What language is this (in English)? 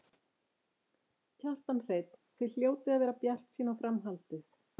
Icelandic